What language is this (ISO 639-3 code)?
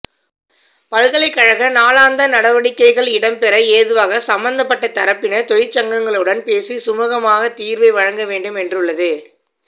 tam